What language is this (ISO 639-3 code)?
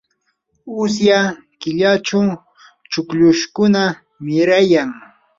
qur